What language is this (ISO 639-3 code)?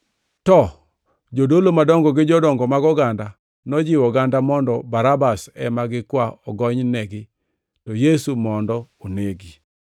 luo